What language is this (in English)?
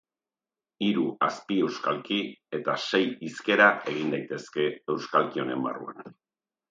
Basque